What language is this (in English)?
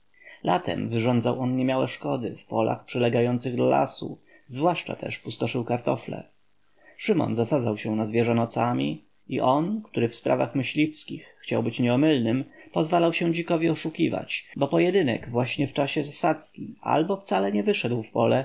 Polish